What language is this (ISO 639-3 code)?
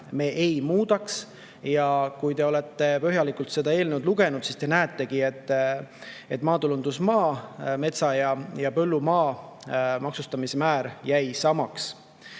est